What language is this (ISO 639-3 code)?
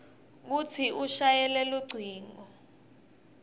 ssw